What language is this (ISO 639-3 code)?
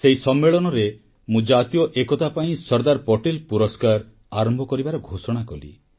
ori